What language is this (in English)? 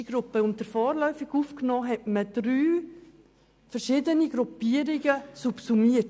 Swiss German